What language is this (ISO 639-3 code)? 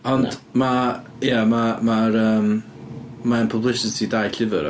cym